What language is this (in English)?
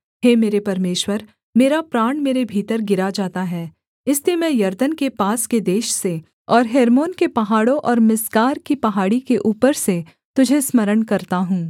Hindi